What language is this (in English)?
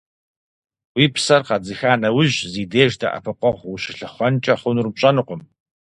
Kabardian